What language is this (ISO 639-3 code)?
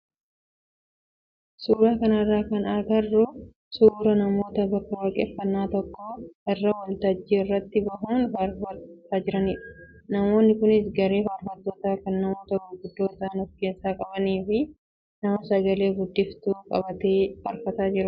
orm